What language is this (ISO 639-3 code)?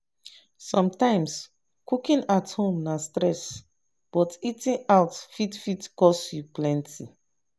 pcm